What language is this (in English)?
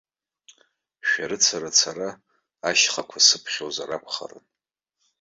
Abkhazian